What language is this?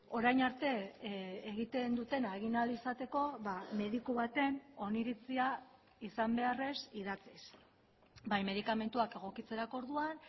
Basque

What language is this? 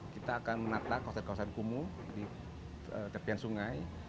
Indonesian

